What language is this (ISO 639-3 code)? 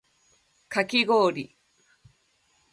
jpn